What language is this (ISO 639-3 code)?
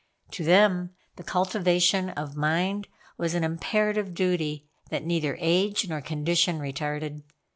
eng